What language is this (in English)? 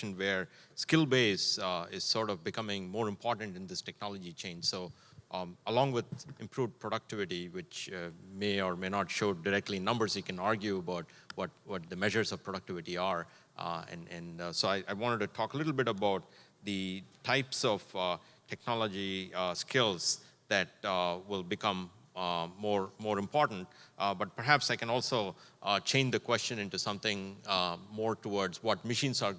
English